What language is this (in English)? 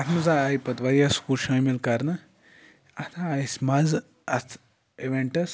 Kashmiri